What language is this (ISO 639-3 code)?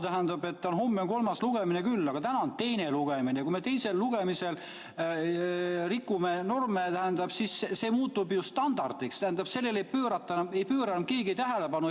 est